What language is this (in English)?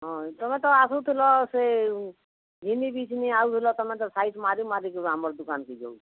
Odia